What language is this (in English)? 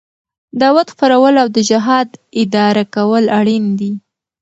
Pashto